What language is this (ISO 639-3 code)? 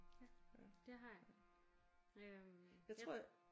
dan